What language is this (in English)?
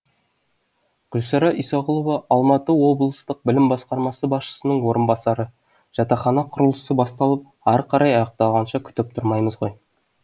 Kazakh